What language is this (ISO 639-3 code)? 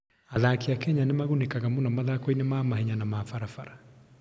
kik